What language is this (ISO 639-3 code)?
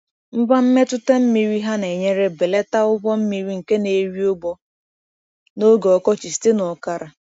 ibo